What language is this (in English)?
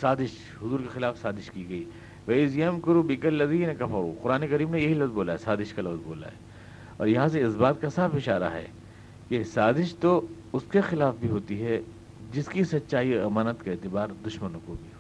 Urdu